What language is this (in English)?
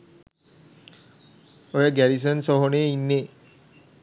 Sinhala